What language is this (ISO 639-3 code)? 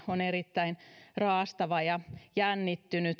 fin